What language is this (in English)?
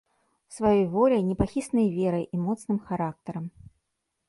Belarusian